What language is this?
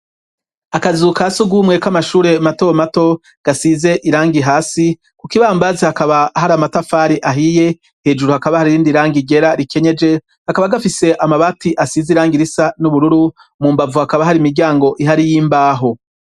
Rundi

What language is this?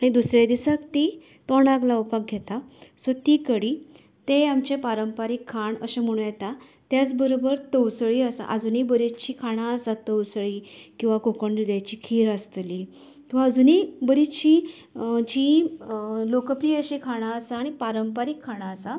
Konkani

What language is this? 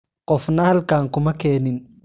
Somali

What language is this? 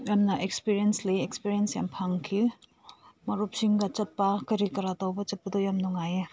Manipuri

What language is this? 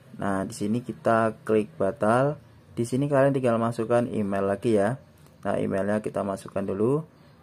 Indonesian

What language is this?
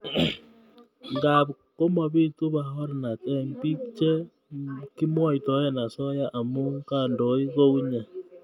Kalenjin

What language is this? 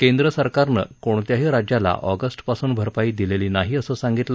Marathi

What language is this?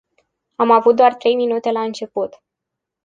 Romanian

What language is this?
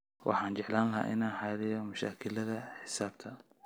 Somali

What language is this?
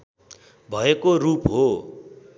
Nepali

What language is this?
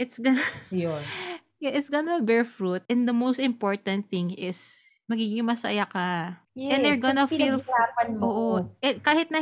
Filipino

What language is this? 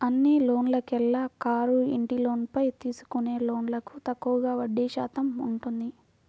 Telugu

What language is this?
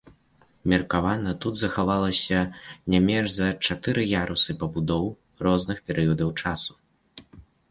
Belarusian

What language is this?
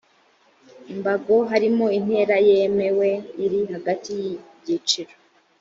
Kinyarwanda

